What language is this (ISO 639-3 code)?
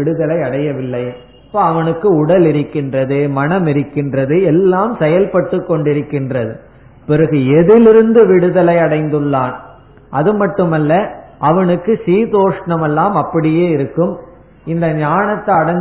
tam